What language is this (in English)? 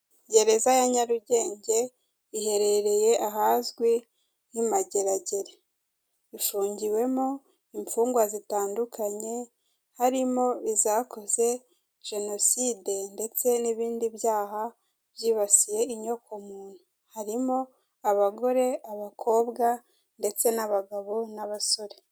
Kinyarwanda